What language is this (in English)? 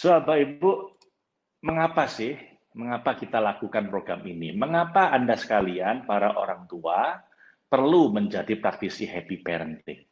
Indonesian